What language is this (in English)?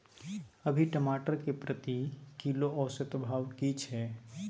Maithili